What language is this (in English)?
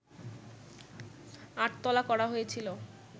Bangla